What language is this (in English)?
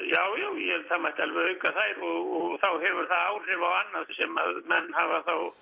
Icelandic